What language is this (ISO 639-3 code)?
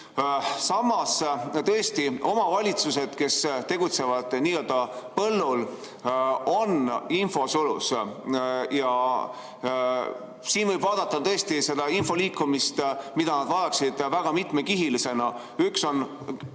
est